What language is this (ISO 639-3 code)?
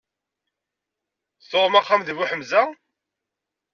kab